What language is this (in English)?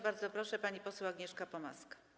Polish